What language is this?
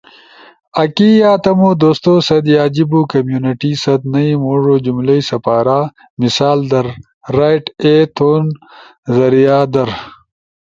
Ushojo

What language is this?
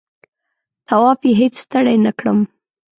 Pashto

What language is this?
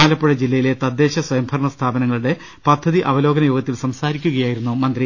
Malayalam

